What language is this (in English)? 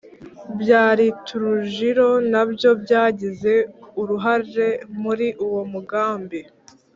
Kinyarwanda